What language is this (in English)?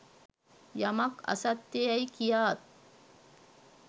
Sinhala